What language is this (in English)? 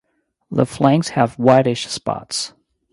English